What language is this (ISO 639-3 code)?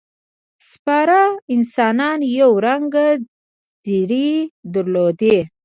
pus